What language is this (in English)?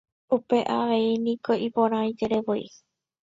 Guarani